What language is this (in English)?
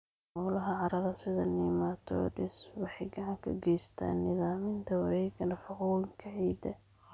Somali